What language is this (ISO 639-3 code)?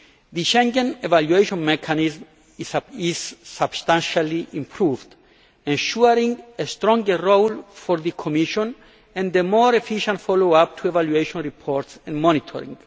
eng